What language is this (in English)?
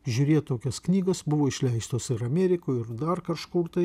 Lithuanian